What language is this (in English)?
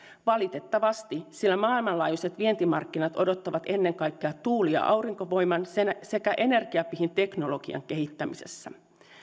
Finnish